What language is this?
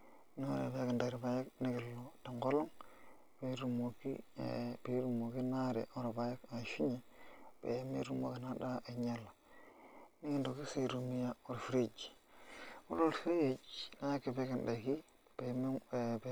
Masai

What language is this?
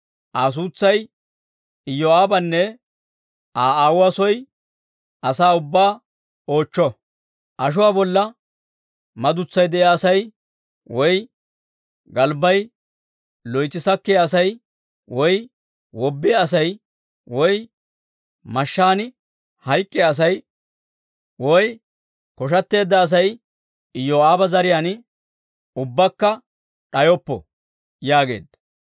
Dawro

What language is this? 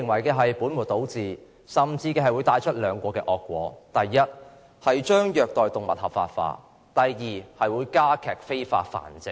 Cantonese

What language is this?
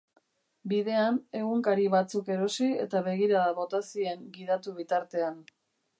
Basque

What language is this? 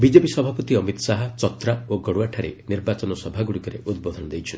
Odia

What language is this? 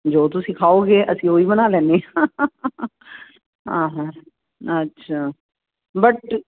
Punjabi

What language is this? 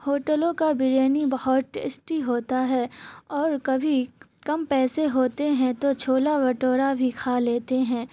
Urdu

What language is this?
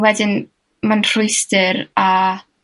Welsh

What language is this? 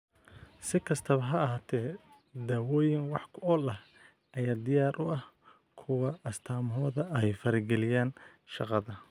Somali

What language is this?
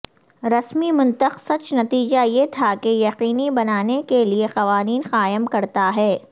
Urdu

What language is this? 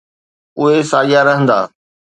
Sindhi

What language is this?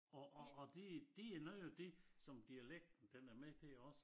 Danish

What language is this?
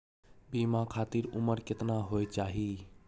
Maithili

